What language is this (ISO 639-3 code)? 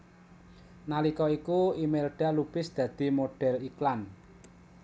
jav